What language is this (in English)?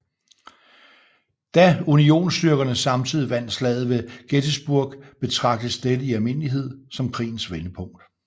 Danish